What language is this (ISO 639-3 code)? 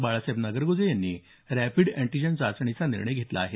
mar